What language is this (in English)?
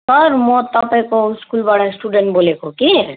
Nepali